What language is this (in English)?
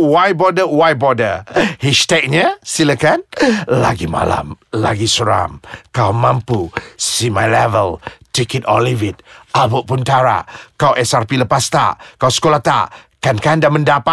Malay